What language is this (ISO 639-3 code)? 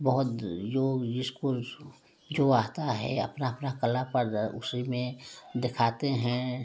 hin